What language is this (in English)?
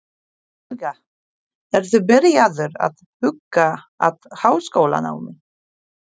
Icelandic